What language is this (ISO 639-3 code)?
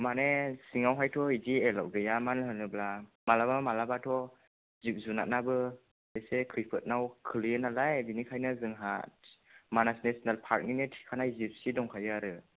brx